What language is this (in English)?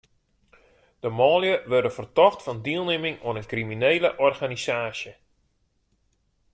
Western Frisian